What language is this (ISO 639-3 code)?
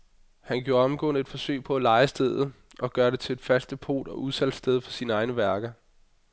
dan